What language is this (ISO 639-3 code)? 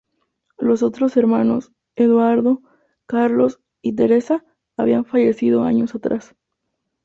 spa